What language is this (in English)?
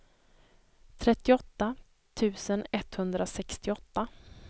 Swedish